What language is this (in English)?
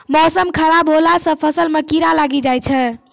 Maithili